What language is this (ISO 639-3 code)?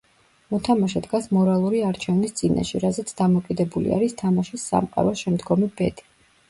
kat